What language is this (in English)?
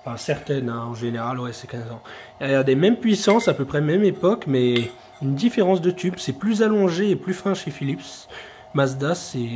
French